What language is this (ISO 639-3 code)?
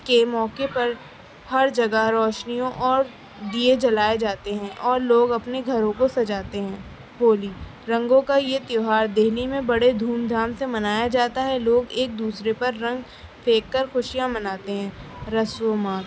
urd